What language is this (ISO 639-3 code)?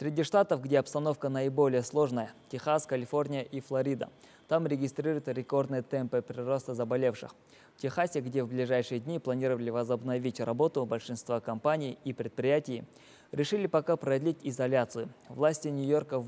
rus